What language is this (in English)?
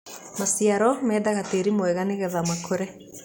Kikuyu